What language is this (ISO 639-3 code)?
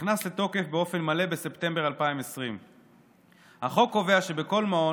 heb